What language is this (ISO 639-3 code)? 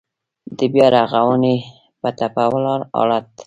pus